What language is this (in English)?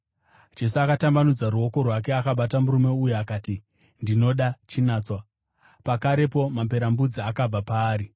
Shona